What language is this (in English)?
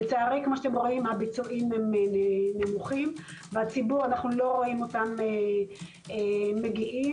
Hebrew